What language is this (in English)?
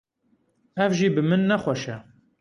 Kurdish